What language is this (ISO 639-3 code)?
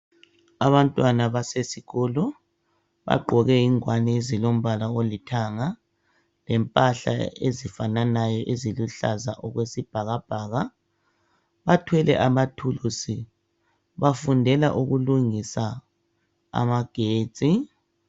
nde